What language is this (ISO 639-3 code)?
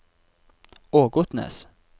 nor